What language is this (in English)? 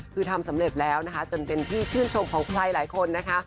Thai